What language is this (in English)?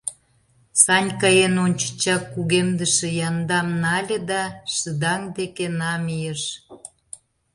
Mari